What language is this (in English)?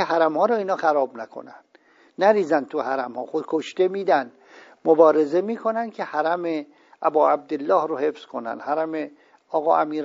Persian